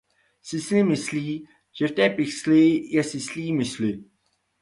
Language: Czech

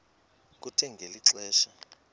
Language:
Xhosa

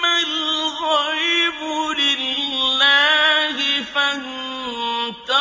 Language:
Arabic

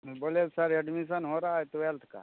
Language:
Maithili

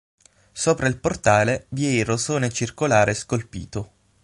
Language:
Italian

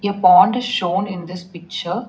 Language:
English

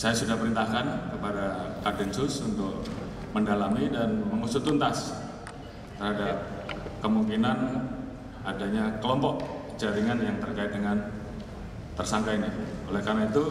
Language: Indonesian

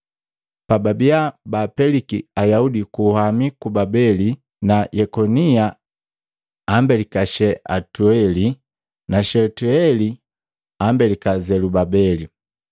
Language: Matengo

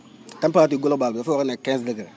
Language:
Wolof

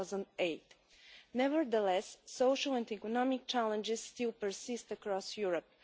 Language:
English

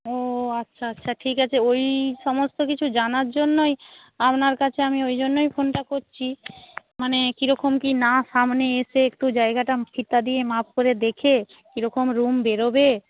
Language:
Bangla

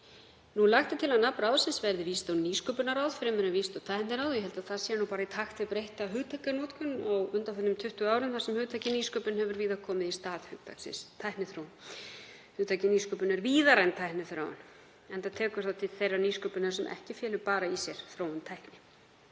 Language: Icelandic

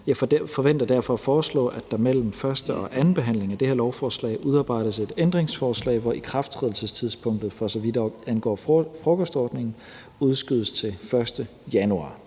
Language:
Danish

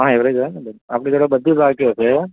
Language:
Gujarati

